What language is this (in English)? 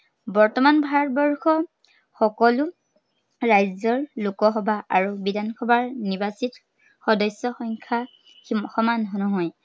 Assamese